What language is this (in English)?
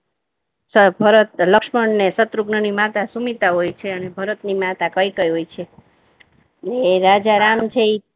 Gujarati